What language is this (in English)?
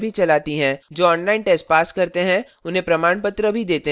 Hindi